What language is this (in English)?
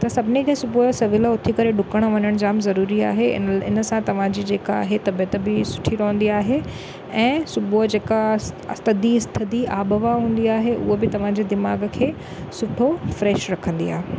Sindhi